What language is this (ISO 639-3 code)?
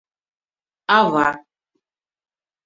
chm